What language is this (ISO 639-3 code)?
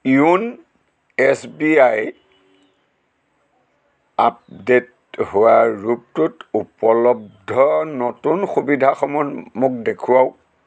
asm